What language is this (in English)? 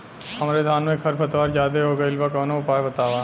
Bhojpuri